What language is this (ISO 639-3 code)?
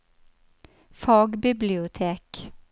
nor